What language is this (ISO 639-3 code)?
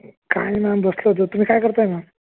mar